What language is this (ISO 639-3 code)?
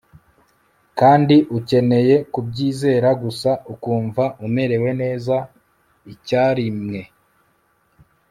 kin